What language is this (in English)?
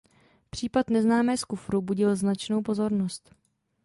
Czech